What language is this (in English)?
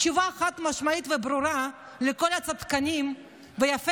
Hebrew